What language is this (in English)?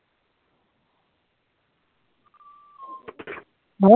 Assamese